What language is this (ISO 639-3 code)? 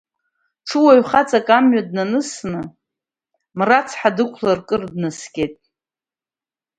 abk